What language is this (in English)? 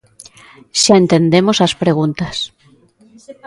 Galician